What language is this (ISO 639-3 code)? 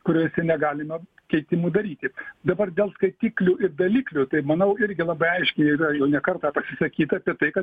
lit